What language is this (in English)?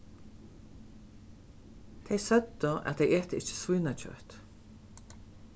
Faroese